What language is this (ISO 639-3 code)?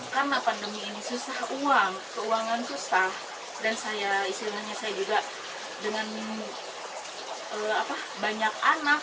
ind